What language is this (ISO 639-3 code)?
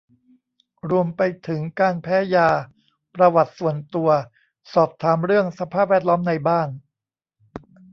tha